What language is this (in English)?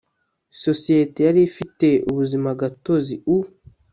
Kinyarwanda